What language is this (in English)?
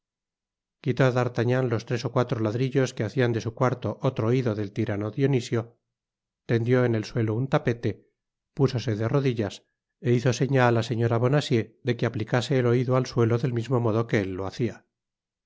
Spanish